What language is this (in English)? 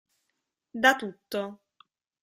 Italian